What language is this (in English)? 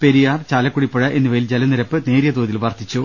Malayalam